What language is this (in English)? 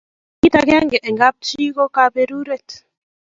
Kalenjin